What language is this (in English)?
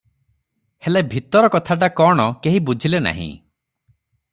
Odia